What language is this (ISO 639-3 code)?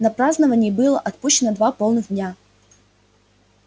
rus